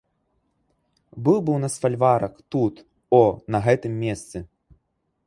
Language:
Belarusian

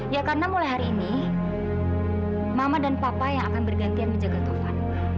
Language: Indonesian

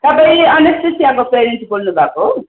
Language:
Nepali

